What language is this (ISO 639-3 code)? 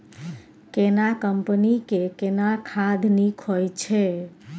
mai